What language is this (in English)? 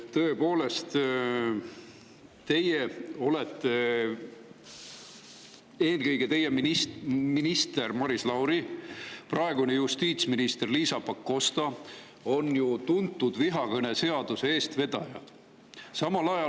Estonian